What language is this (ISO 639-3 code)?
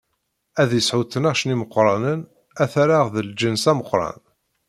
kab